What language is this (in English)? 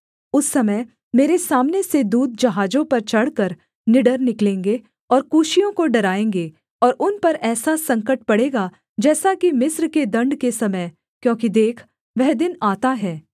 Hindi